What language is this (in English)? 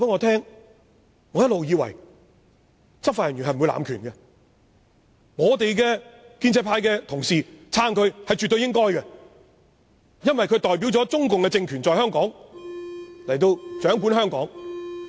Cantonese